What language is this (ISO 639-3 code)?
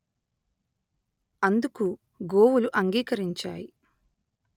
tel